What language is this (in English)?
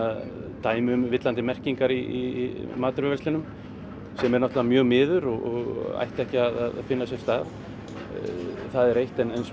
Icelandic